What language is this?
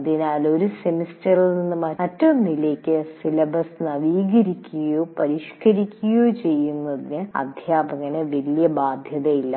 Malayalam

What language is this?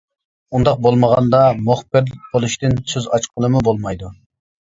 Uyghur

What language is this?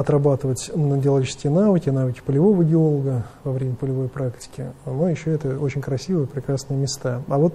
Russian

